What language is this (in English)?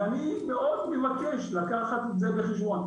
Hebrew